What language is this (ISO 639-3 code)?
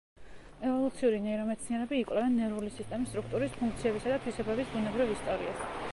kat